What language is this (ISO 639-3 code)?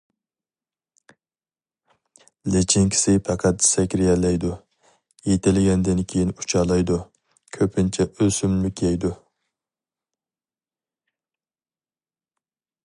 uig